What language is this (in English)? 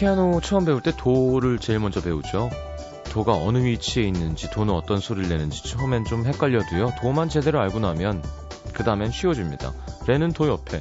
Korean